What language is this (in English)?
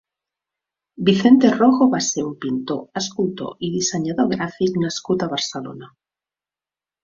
Catalan